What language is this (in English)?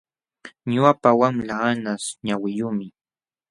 Jauja Wanca Quechua